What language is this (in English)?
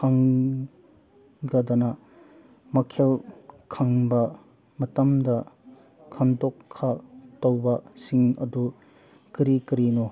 Manipuri